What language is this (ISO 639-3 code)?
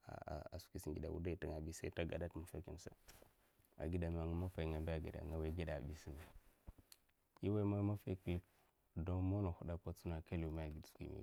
maf